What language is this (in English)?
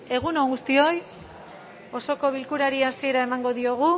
Basque